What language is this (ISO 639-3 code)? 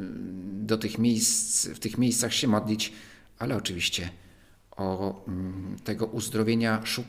pol